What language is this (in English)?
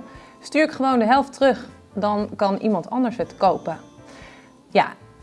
Dutch